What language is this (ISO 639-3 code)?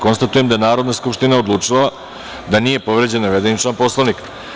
srp